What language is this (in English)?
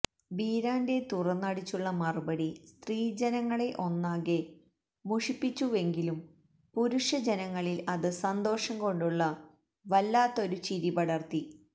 Malayalam